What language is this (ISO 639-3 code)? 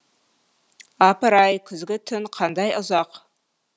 kaz